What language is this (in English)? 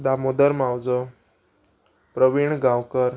Konkani